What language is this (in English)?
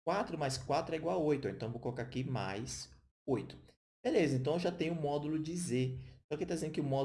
Portuguese